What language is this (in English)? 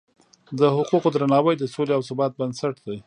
Pashto